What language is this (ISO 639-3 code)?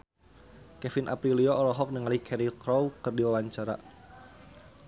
sun